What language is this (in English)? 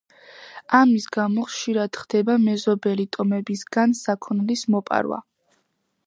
Georgian